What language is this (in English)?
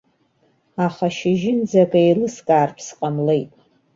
Abkhazian